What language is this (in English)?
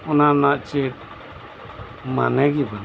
Santali